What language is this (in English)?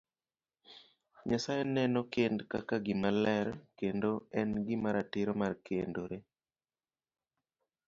Luo (Kenya and Tanzania)